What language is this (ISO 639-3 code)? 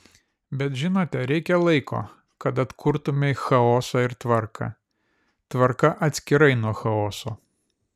lit